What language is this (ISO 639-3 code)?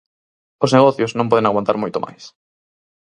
glg